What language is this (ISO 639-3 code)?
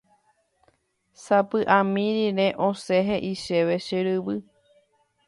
grn